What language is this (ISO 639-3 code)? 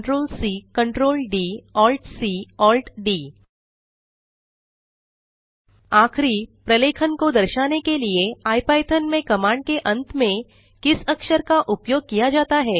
hin